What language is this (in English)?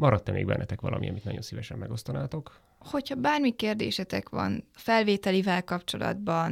Hungarian